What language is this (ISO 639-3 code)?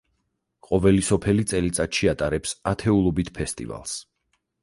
kat